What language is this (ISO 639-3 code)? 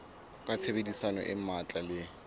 sot